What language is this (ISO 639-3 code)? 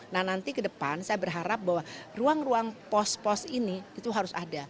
ind